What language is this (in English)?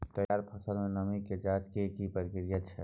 Maithili